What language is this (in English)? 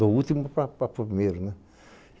Portuguese